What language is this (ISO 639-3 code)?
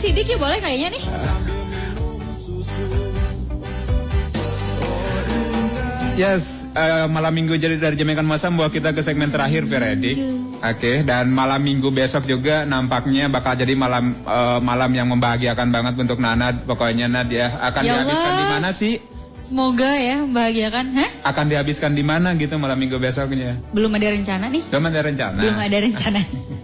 ind